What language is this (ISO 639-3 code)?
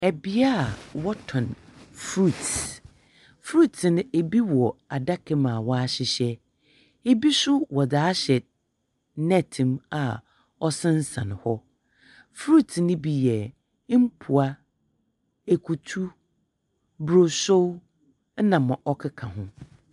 aka